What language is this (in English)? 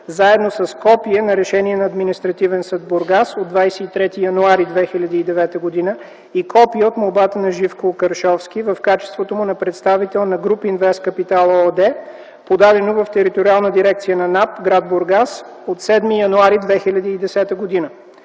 Bulgarian